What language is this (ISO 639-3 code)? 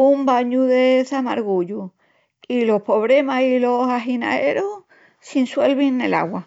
ext